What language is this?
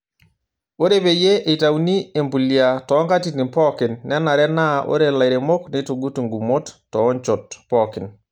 Masai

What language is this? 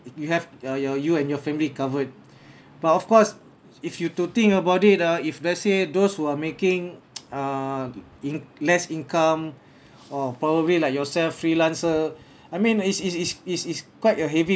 English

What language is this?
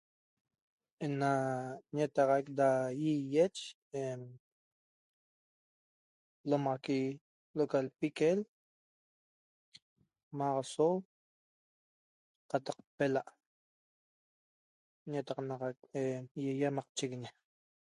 Toba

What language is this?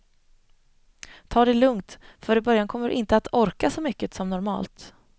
Swedish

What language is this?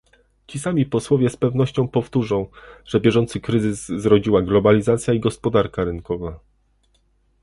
Polish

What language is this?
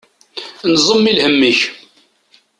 Kabyle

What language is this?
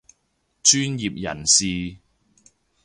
Cantonese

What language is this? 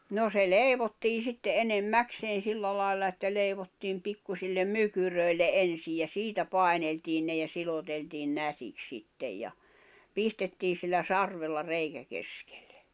Finnish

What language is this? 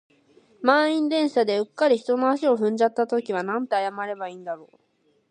Japanese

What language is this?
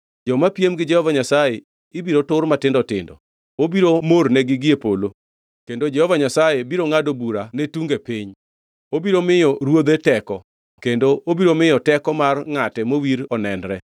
Luo (Kenya and Tanzania)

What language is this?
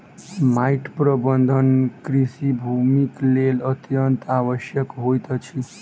Maithili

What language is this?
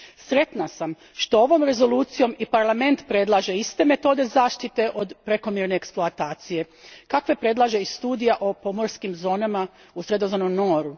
Croatian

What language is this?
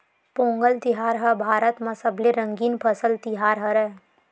Chhattisgarhi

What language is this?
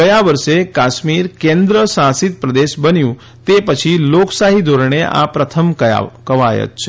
Gujarati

